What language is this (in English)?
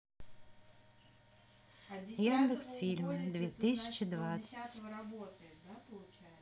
Russian